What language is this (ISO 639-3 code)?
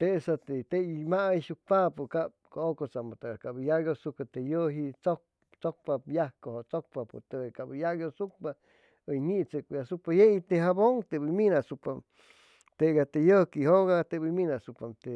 zoh